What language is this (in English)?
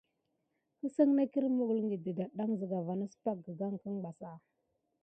Gidar